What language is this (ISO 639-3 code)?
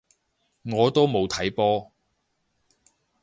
yue